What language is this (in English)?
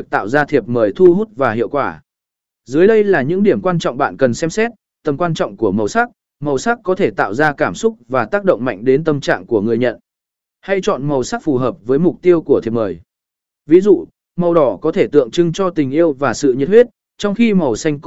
Vietnamese